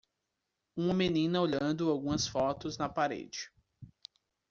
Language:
Portuguese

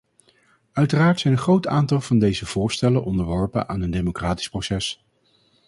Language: Dutch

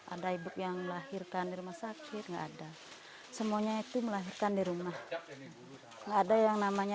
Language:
Indonesian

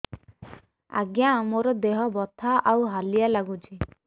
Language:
Odia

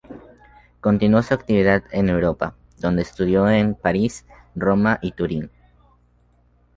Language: Spanish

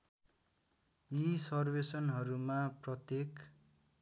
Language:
Nepali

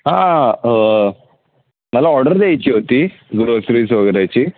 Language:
Marathi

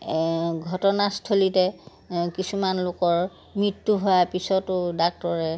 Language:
Assamese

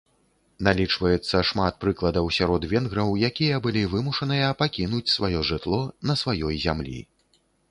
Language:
Belarusian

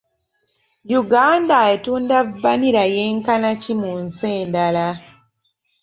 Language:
Ganda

